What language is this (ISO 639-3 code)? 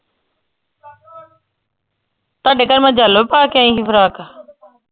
pan